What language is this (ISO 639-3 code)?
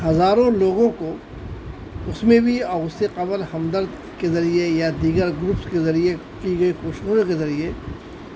urd